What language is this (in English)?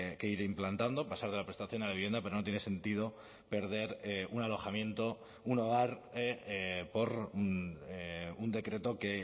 Spanish